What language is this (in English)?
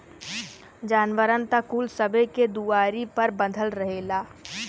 Bhojpuri